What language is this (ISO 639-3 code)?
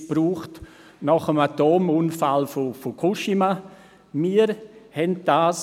gsw